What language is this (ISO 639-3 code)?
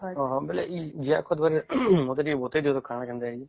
ori